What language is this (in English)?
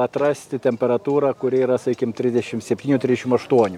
Lithuanian